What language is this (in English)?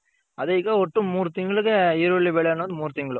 Kannada